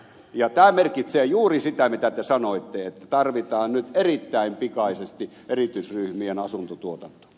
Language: Finnish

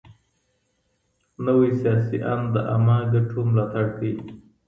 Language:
Pashto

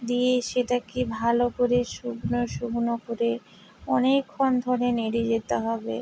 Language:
Bangla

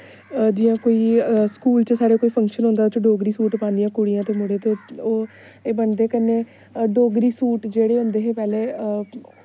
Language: Dogri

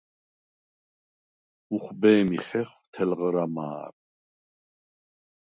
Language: Svan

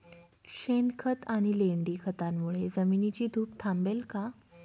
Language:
Marathi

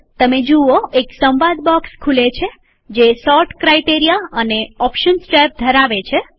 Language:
Gujarati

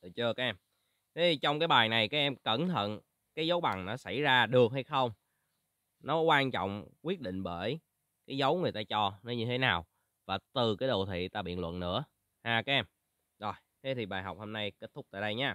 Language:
Vietnamese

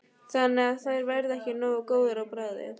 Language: Icelandic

